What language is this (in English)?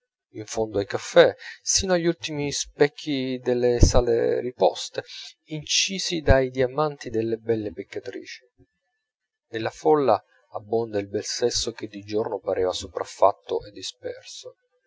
Italian